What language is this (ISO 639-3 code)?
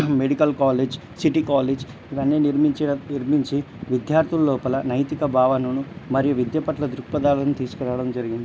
tel